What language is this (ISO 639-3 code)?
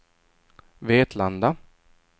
swe